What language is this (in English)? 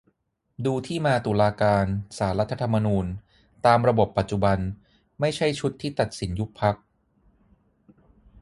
Thai